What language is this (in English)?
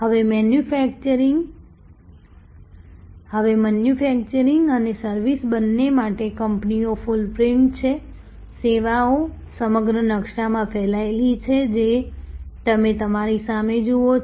Gujarati